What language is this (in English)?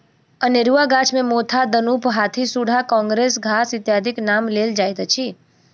Maithili